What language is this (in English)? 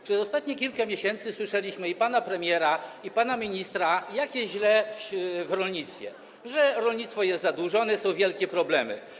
Polish